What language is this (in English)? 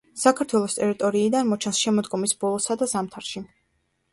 Georgian